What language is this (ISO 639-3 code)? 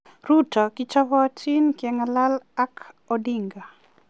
kln